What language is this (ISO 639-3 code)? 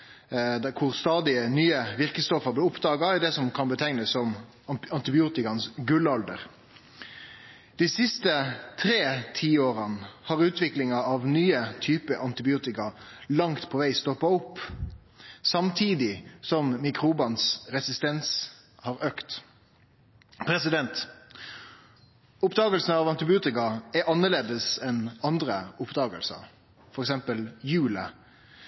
nno